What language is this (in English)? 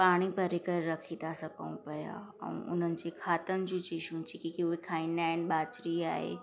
Sindhi